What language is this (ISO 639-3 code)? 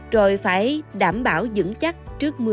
vie